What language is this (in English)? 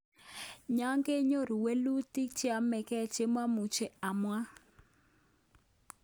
Kalenjin